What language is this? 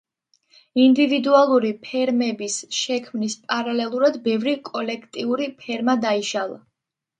Georgian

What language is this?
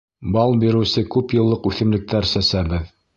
Bashkir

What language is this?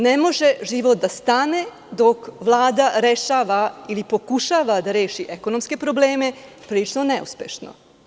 Serbian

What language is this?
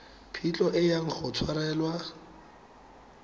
Tswana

